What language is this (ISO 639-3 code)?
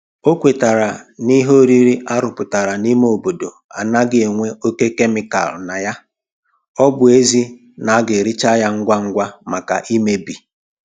ibo